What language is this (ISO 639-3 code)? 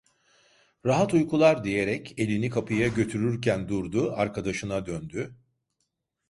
tur